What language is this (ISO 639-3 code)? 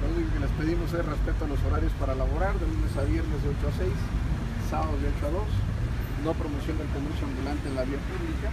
spa